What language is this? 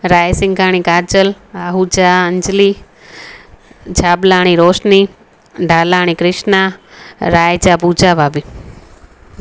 Sindhi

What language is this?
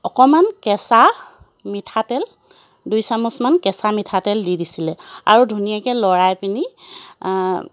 Assamese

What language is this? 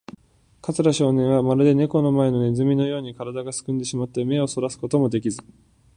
Japanese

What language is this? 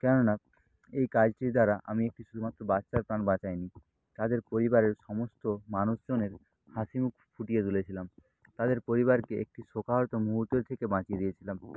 Bangla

